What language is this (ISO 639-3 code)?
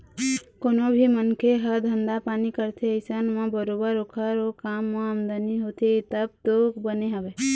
hne